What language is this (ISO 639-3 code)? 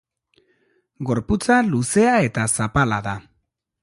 eus